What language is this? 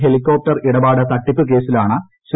Malayalam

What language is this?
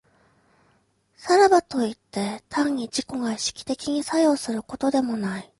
Japanese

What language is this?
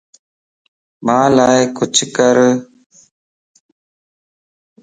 Lasi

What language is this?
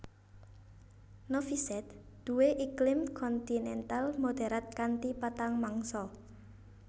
Javanese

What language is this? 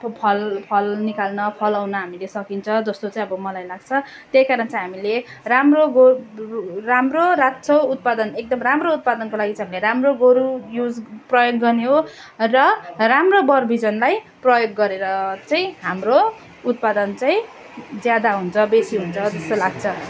Nepali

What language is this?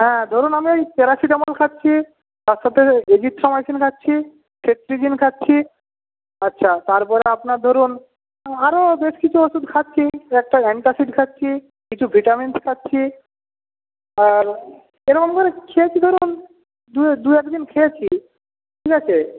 Bangla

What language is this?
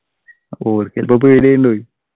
Malayalam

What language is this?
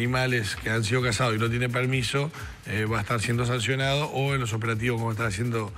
Spanish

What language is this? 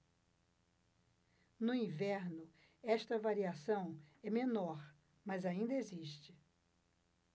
Portuguese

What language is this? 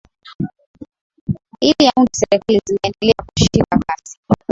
Swahili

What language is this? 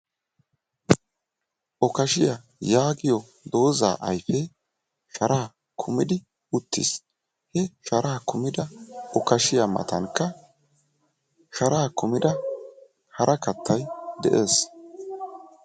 Wolaytta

